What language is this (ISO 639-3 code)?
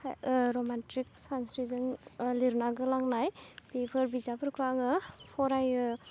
brx